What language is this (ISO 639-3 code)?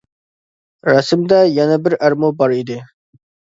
uig